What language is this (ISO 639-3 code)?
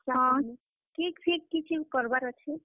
ori